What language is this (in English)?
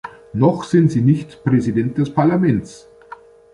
German